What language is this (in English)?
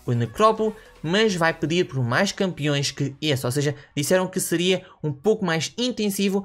Portuguese